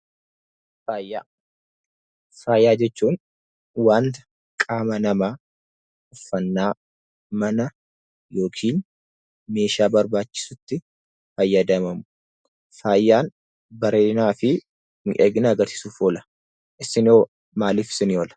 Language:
Oromo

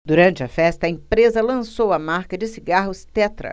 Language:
Portuguese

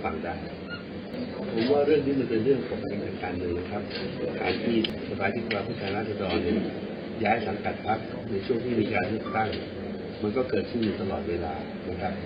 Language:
Thai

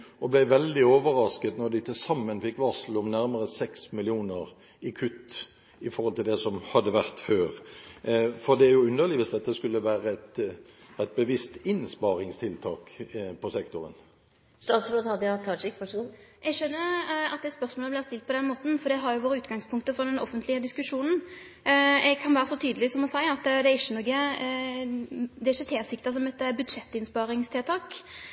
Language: Norwegian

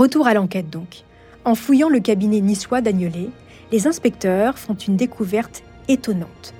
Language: French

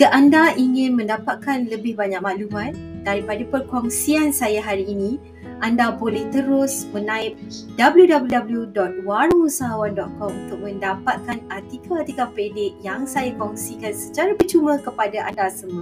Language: Malay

